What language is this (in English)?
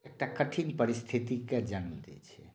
Maithili